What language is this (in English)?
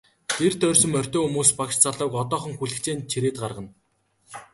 Mongolian